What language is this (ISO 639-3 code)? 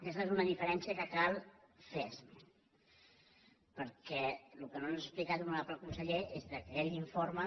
cat